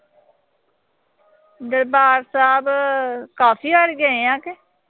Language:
Punjabi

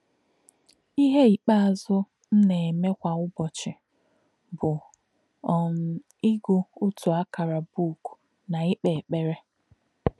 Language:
Igbo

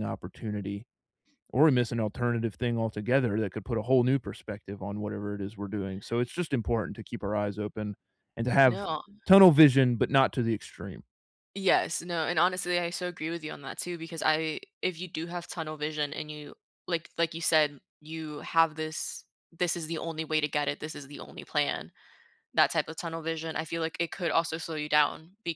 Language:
English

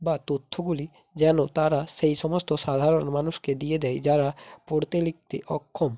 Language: Bangla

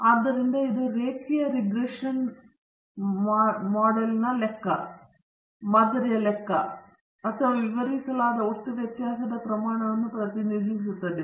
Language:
Kannada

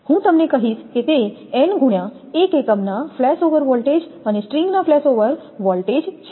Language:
Gujarati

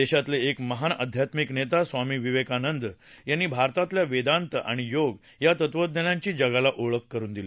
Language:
Marathi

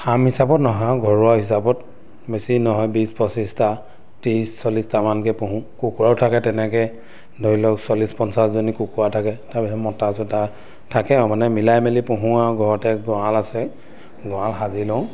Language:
Assamese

